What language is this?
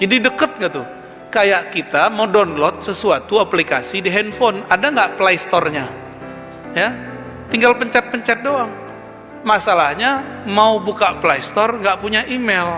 Indonesian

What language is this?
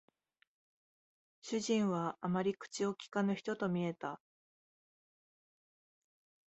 Japanese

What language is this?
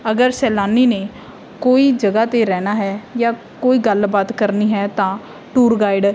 Punjabi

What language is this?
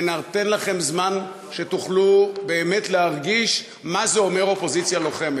Hebrew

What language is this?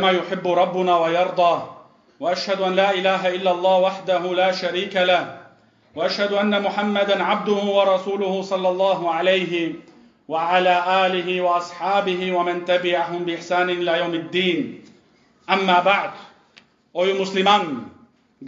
Arabic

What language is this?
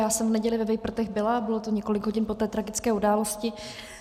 Czech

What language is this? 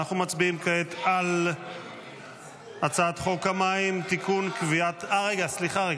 Hebrew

